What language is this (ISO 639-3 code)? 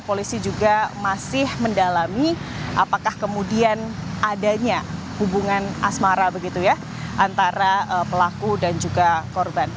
ind